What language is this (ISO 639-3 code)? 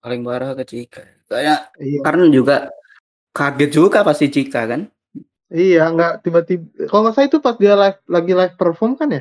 ind